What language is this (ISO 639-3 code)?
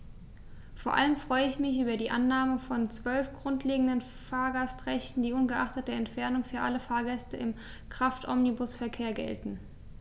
deu